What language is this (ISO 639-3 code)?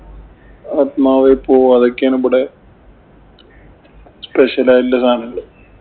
mal